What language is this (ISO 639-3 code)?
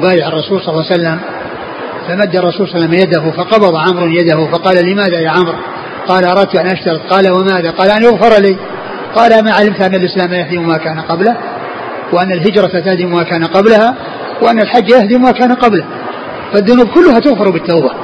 ara